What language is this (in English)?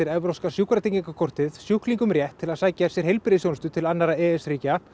Icelandic